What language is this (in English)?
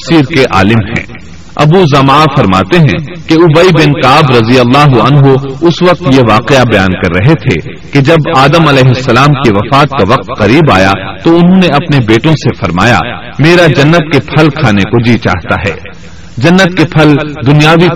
Urdu